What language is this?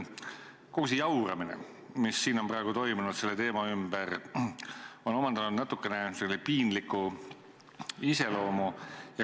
Estonian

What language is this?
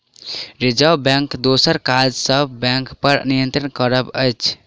Maithili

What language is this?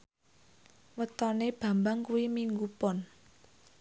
Javanese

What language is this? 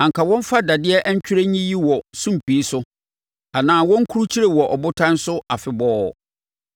Akan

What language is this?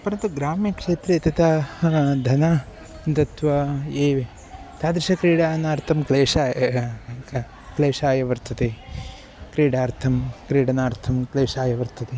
Sanskrit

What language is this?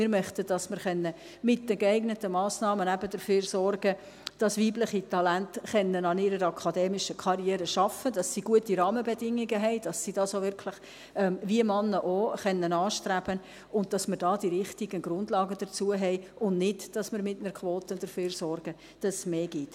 Swiss German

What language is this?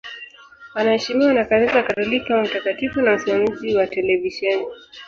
Swahili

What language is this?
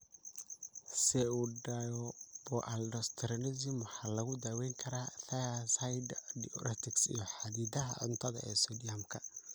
Somali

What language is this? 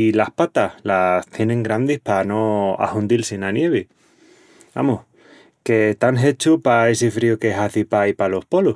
Extremaduran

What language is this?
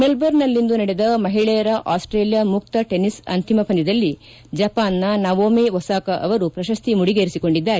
Kannada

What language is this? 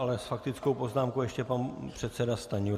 Czech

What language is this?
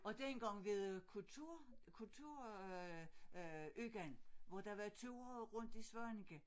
Danish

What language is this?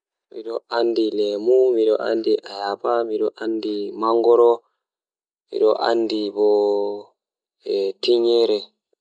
Fula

